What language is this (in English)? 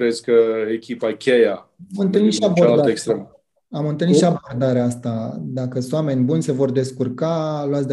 Romanian